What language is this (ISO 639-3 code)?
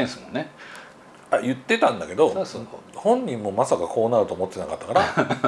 jpn